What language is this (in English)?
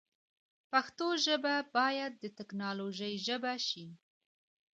Pashto